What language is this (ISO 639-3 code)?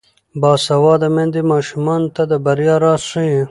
pus